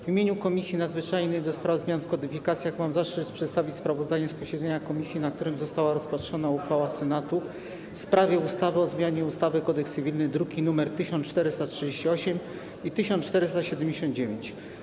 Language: Polish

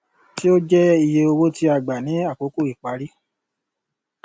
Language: Yoruba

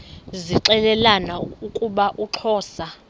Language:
Xhosa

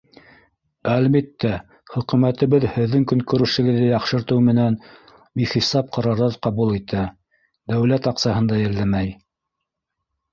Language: Bashkir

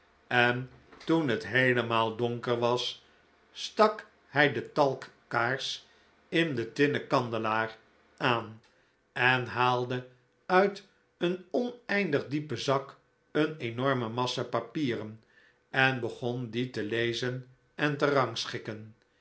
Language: Dutch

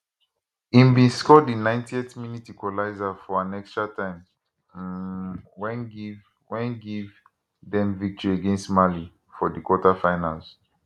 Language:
Nigerian Pidgin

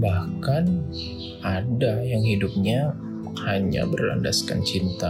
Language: Indonesian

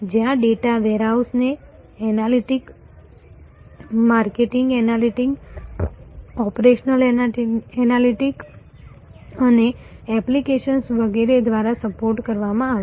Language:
Gujarati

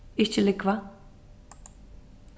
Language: Faroese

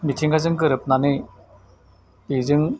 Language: Bodo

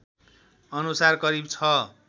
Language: Nepali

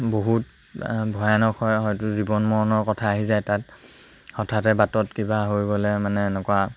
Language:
Assamese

